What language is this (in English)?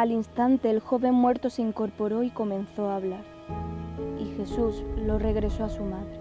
Spanish